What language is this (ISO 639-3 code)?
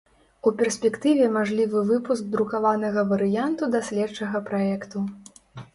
bel